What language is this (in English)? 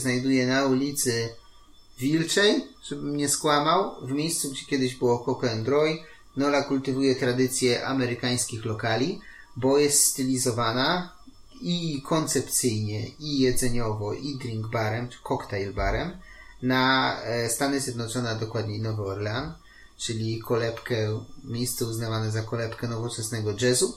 Polish